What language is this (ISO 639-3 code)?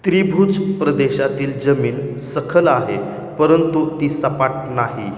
mar